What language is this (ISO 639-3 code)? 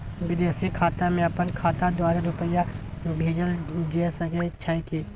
mai